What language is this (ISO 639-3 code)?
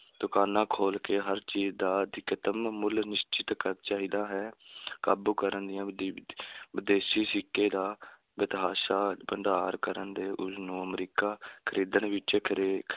pan